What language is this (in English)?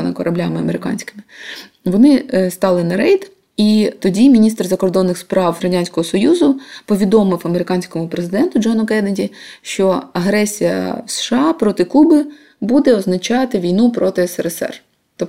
Ukrainian